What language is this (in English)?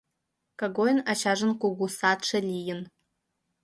Mari